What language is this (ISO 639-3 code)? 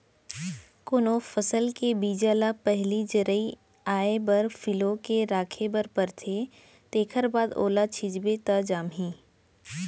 hne